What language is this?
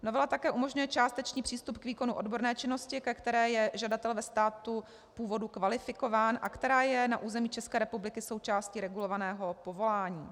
Czech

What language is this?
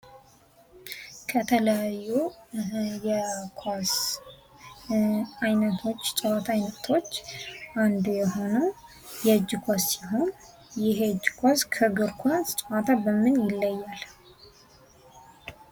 Amharic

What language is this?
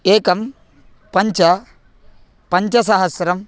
Sanskrit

